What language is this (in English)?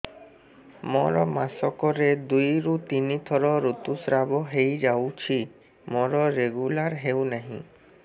Odia